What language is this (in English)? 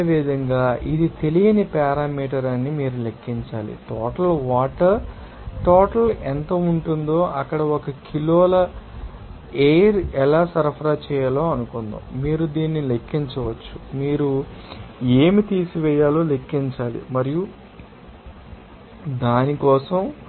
Telugu